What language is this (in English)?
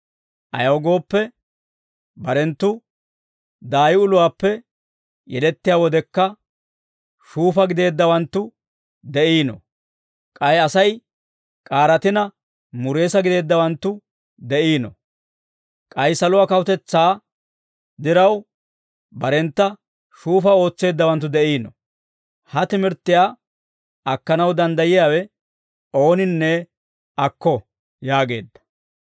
Dawro